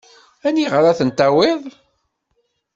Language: Kabyle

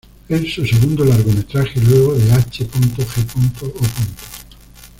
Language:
Spanish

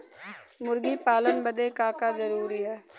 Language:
Bhojpuri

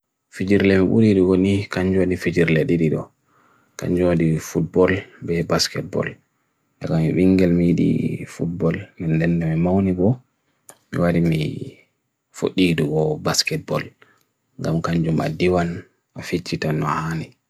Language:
Bagirmi Fulfulde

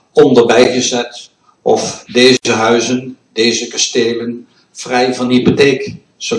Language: Dutch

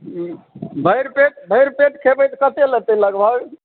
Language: Maithili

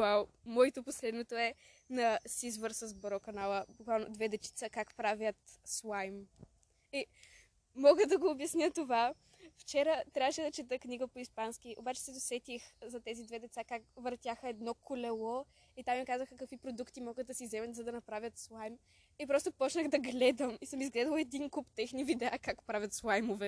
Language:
Bulgarian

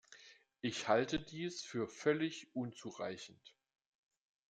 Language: German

